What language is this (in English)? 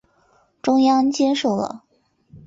Chinese